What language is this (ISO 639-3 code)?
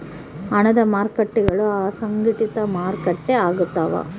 kan